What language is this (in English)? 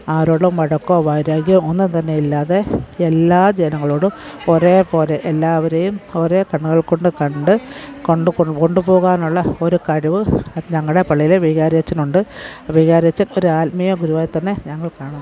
Malayalam